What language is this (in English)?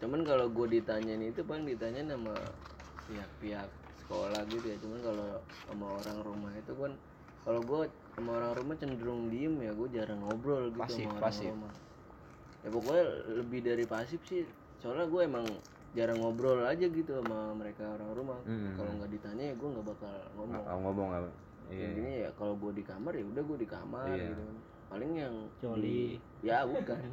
Indonesian